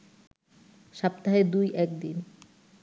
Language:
Bangla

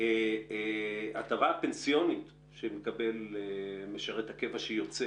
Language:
Hebrew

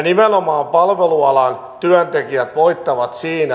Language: Finnish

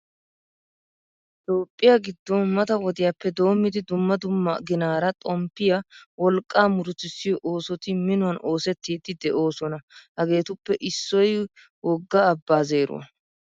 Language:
Wolaytta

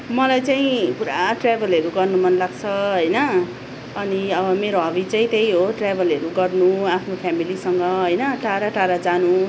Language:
Nepali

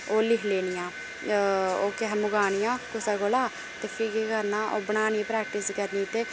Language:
Dogri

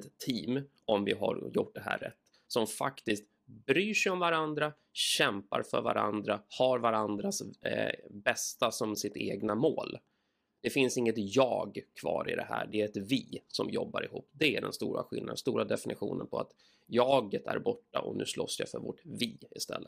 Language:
Swedish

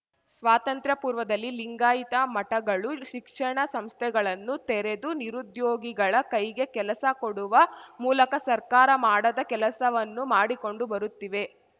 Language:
Kannada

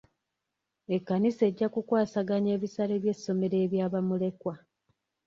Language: Ganda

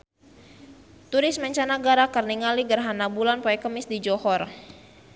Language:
Sundanese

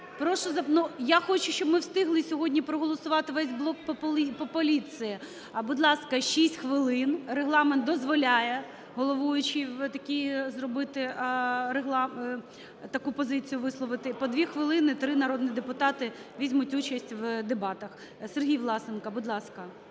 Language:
Ukrainian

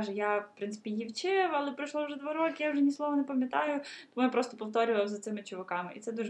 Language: Ukrainian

